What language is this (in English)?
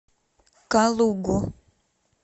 Russian